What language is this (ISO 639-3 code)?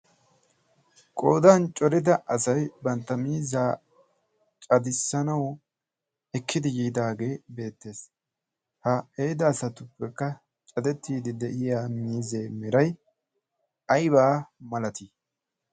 wal